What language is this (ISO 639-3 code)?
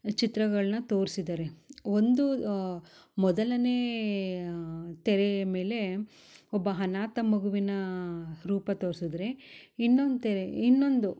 kan